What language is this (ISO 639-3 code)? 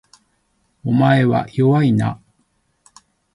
jpn